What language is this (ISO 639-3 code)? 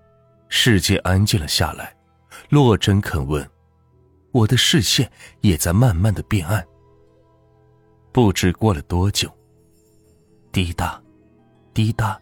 zho